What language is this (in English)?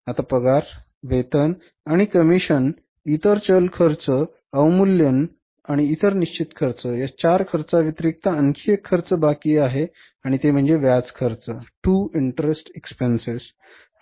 Marathi